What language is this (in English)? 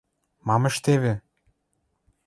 Western Mari